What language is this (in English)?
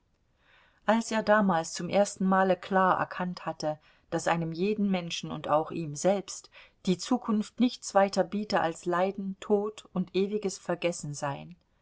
German